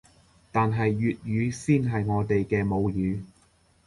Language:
Cantonese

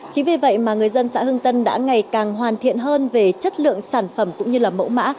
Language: Vietnamese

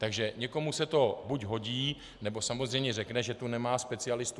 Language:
Czech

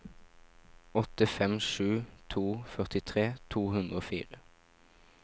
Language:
Norwegian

